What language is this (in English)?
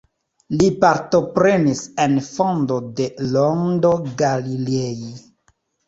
Esperanto